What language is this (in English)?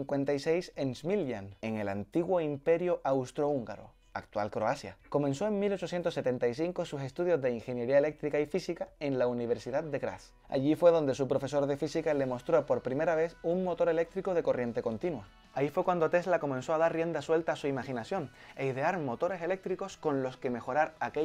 Spanish